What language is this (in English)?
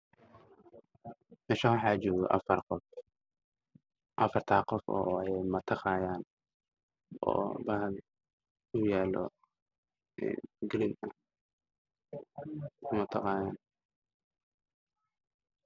Somali